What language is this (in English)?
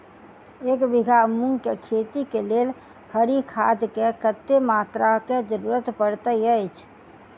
Maithili